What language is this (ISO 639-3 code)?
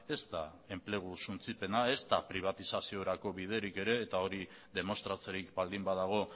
eus